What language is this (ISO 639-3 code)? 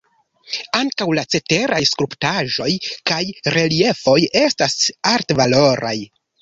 epo